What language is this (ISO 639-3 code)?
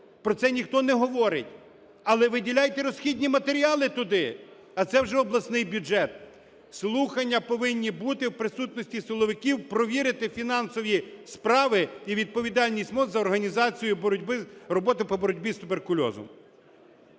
ukr